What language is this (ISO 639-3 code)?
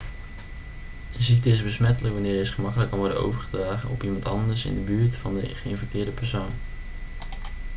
nld